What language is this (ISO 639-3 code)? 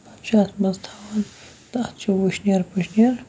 kas